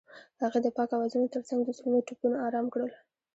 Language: Pashto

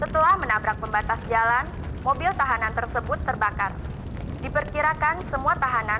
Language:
Indonesian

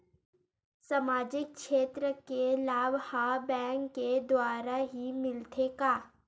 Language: Chhattisgarhi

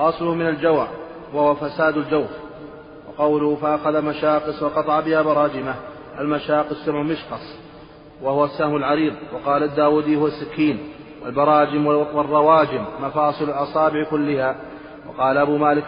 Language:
Arabic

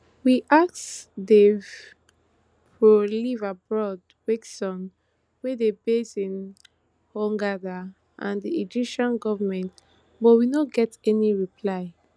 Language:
Nigerian Pidgin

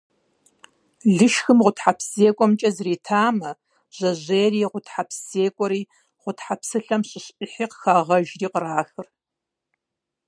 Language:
Kabardian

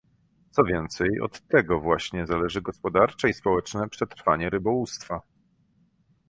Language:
Polish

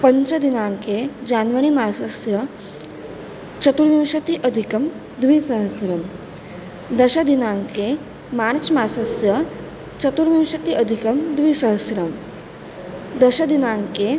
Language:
Sanskrit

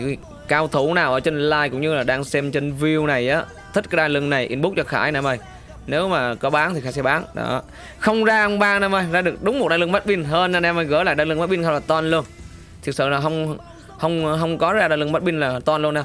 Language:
Vietnamese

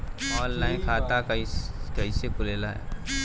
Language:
Bhojpuri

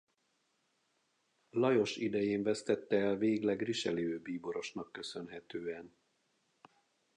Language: Hungarian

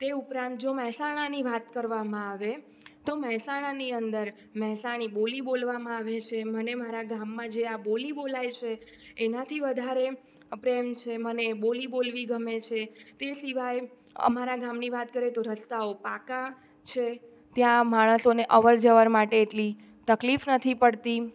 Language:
Gujarati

